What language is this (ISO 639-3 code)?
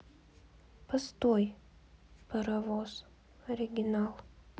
rus